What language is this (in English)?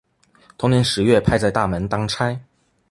Chinese